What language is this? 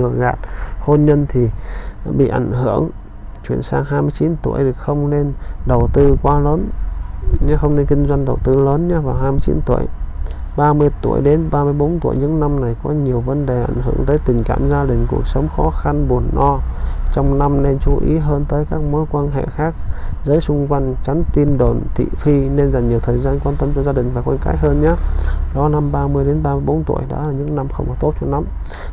Vietnamese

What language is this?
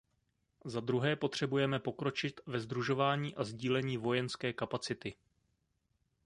Czech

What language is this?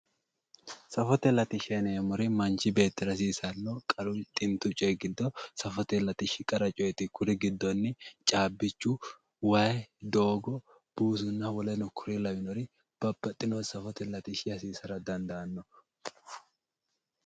Sidamo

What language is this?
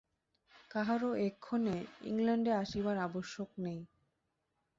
Bangla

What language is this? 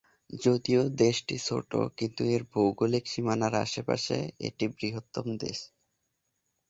Bangla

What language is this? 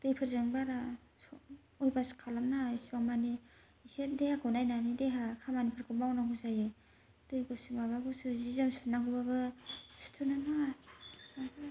Bodo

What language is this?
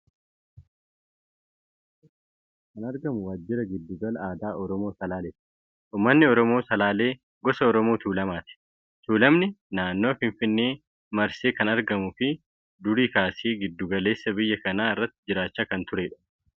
Oromo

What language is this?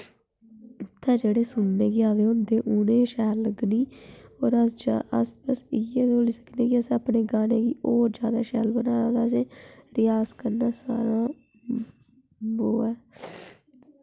Dogri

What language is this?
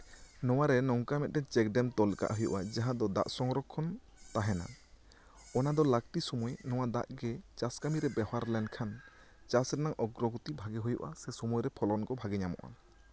Santali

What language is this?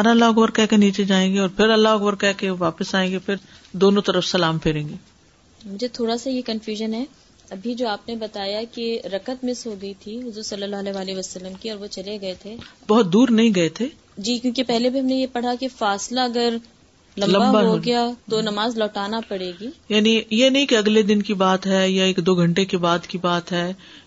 Urdu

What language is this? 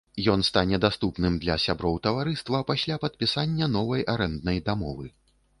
Belarusian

